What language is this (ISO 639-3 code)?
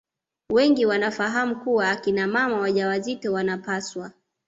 swa